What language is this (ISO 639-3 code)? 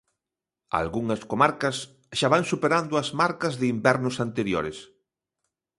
glg